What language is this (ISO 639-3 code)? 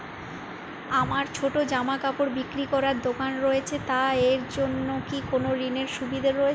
ben